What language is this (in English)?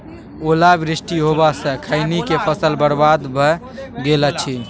Maithili